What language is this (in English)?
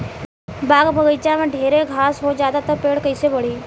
Bhojpuri